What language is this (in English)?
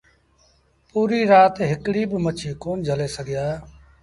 Sindhi Bhil